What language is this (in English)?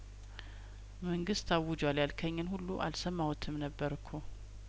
Amharic